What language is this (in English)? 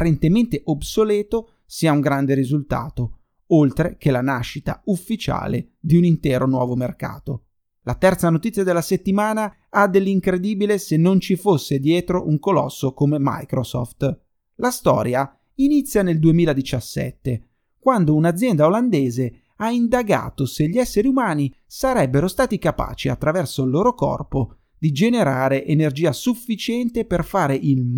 Italian